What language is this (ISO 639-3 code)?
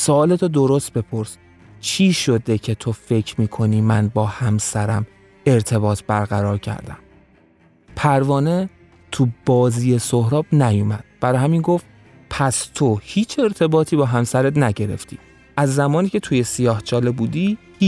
fas